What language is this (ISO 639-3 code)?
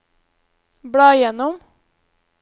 nor